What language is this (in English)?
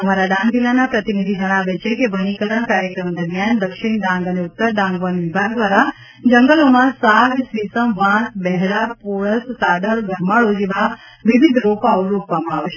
Gujarati